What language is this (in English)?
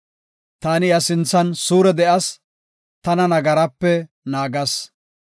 Gofa